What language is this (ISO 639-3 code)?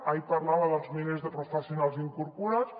cat